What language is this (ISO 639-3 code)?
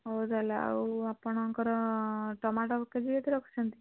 ori